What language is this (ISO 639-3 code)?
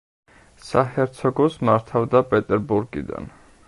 kat